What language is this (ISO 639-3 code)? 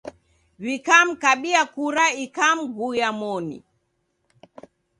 dav